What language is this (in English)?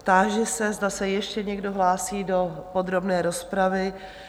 Czech